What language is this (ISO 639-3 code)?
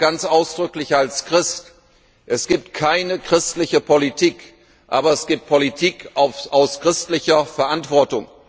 deu